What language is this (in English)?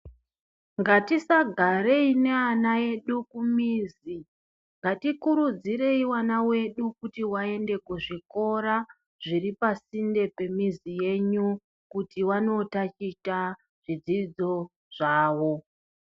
Ndau